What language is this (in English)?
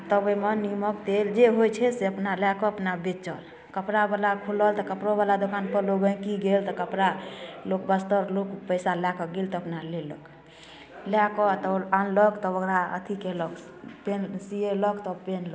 Maithili